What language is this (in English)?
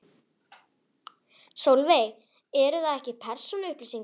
Icelandic